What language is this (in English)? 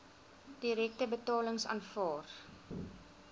Afrikaans